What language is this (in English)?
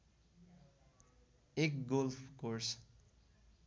Nepali